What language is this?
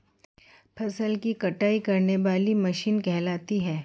Hindi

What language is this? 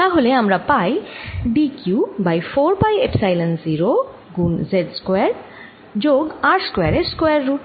Bangla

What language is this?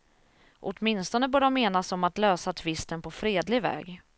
Swedish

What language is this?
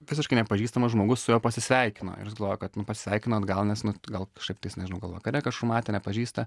Lithuanian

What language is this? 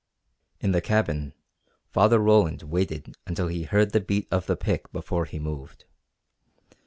English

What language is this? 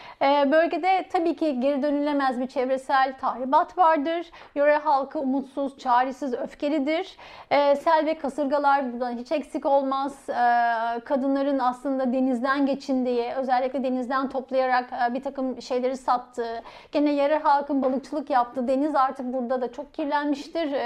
Turkish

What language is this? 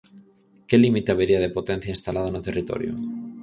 Galician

